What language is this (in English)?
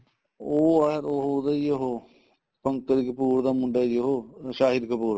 Punjabi